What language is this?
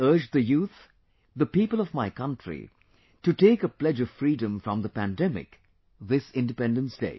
English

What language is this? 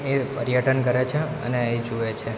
Gujarati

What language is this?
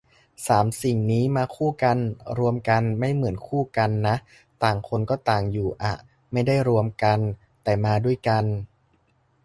Thai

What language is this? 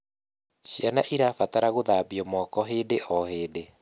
Kikuyu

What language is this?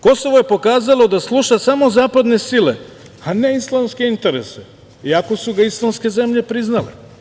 Serbian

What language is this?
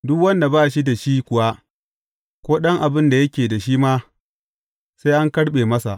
Hausa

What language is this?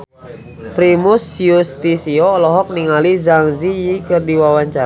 Sundanese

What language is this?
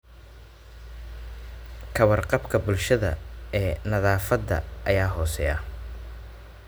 Somali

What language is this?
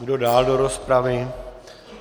Czech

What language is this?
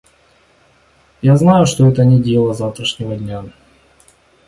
Russian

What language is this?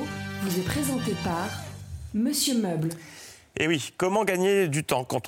French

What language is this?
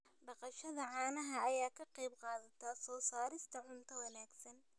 Somali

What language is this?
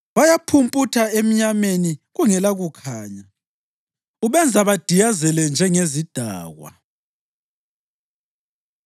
North Ndebele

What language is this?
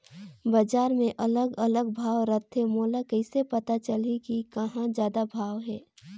Chhattisgarhi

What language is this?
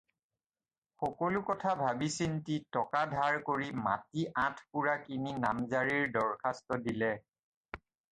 Assamese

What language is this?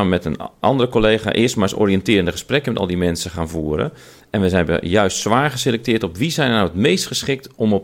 Dutch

